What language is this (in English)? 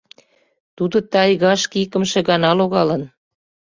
Mari